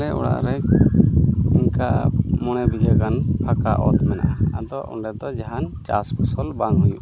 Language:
Santali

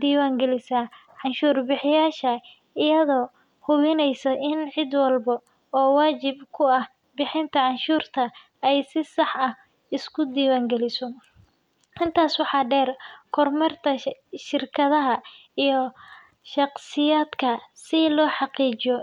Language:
Somali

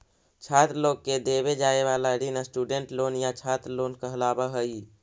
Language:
Magahi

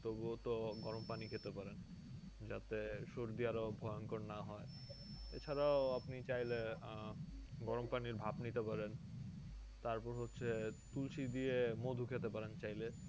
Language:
Bangla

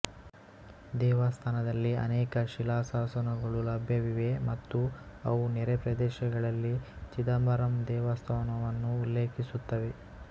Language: Kannada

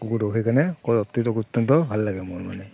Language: Assamese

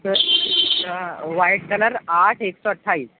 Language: Urdu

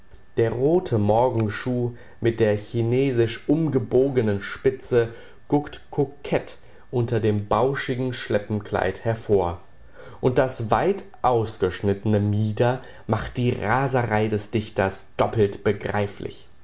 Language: German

